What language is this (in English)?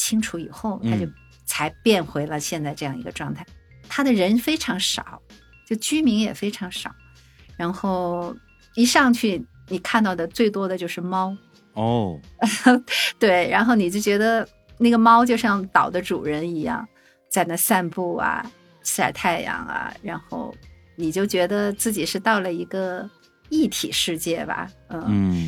Chinese